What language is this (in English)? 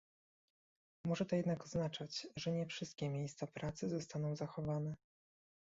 Polish